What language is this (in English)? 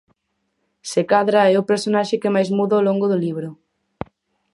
Galician